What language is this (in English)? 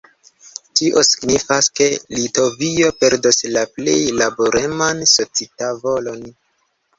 Esperanto